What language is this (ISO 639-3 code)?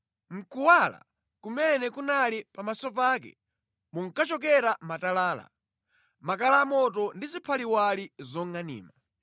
nya